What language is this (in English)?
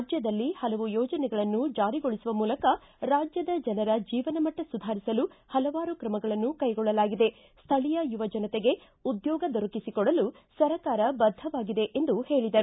Kannada